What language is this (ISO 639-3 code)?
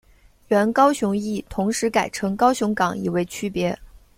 zho